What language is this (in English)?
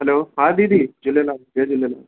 Sindhi